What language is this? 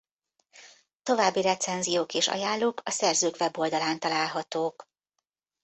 Hungarian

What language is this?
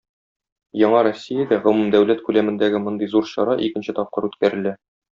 Tatar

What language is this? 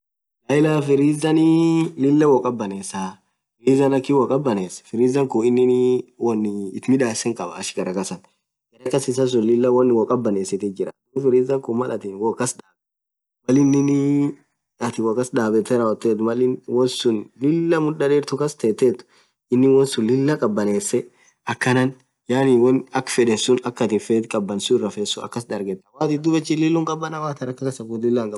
Orma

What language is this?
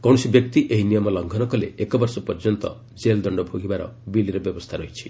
Odia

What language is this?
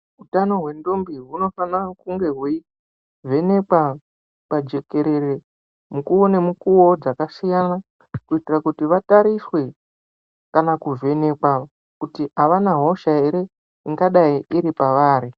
Ndau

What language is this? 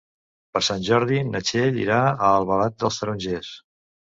Catalan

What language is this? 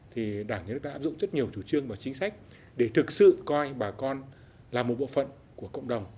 Vietnamese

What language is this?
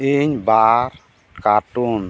Santali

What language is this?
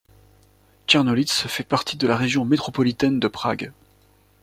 French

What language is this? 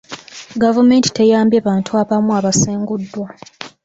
Ganda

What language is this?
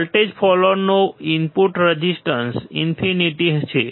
Gujarati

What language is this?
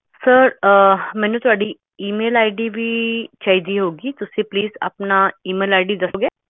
Punjabi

